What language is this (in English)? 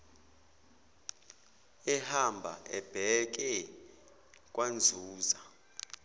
Zulu